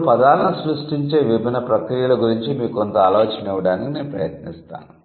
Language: Telugu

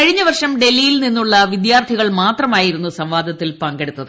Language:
Malayalam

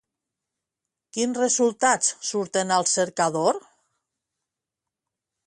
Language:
Catalan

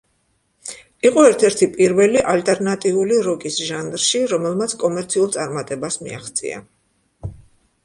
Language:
Georgian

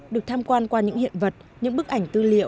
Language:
Vietnamese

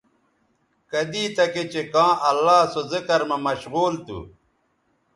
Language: Bateri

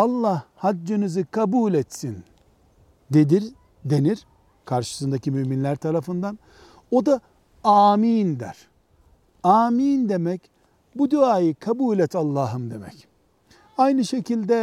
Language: Turkish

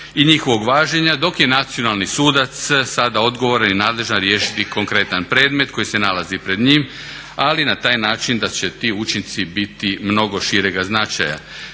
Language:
Croatian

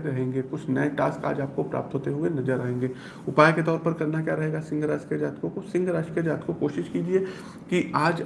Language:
Hindi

